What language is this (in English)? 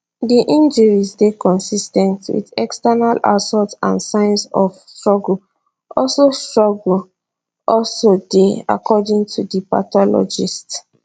Nigerian Pidgin